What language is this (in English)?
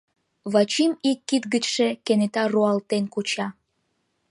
Mari